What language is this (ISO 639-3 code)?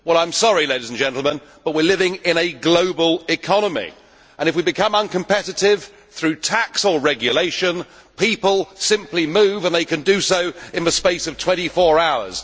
eng